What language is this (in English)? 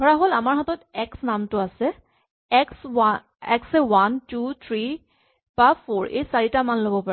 Assamese